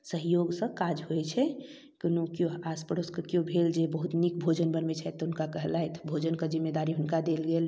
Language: Maithili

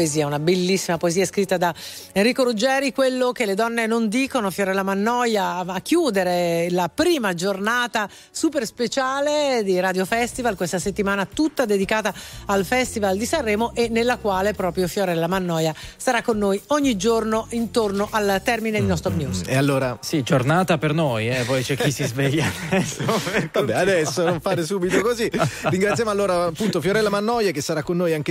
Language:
Italian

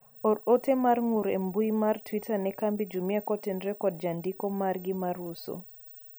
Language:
Luo (Kenya and Tanzania)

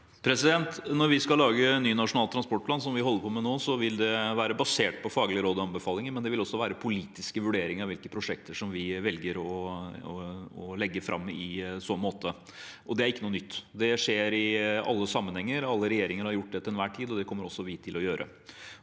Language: Norwegian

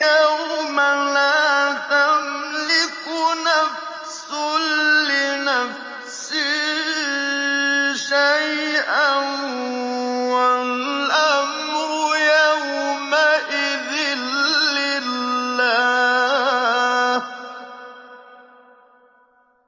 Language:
Arabic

